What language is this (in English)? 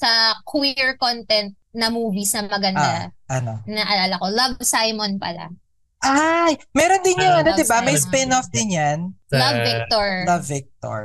Filipino